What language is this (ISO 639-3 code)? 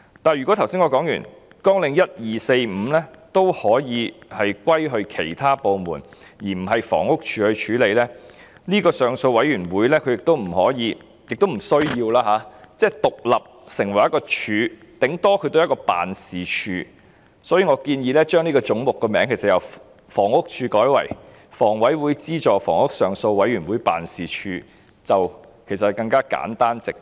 yue